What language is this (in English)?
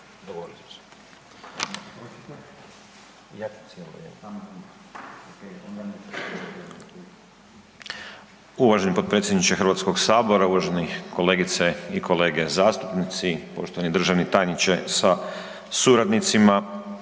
Croatian